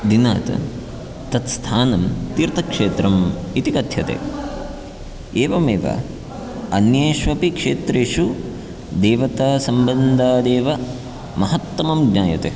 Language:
Sanskrit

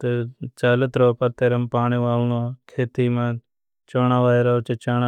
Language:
Bhili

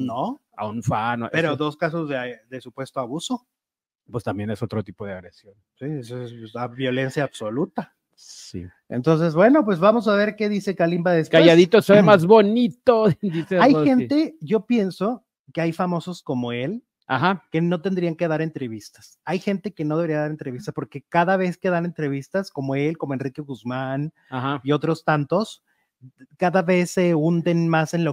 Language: Spanish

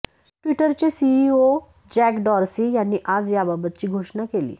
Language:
Marathi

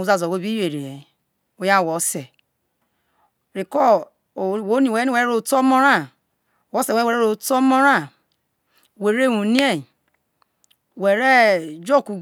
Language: Isoko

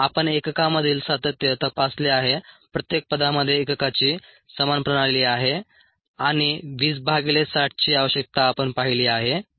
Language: Marathi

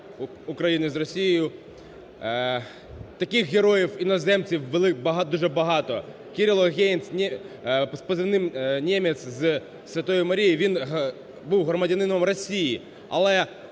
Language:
Ukrainian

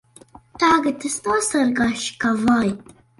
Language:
Latvian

